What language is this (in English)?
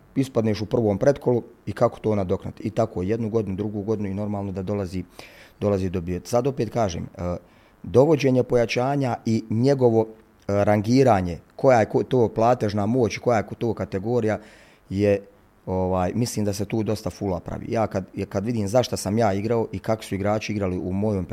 Croatian